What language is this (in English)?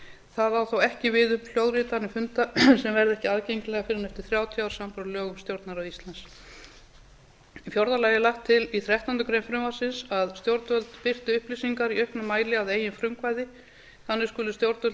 Icelandic